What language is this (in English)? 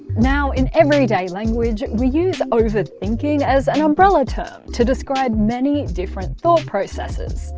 English